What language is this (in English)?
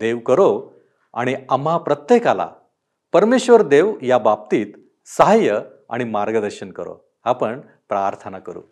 Marathi